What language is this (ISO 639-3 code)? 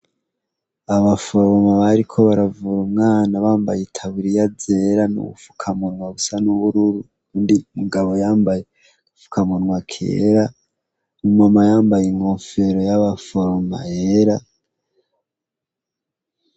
run